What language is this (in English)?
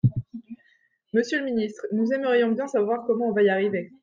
French